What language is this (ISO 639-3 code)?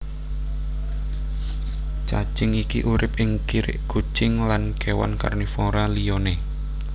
jav